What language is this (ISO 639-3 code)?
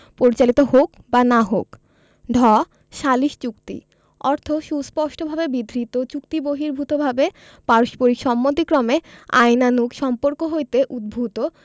ben